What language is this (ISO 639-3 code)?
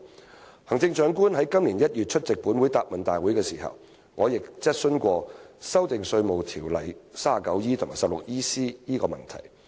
yue